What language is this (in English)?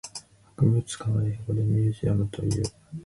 Japanese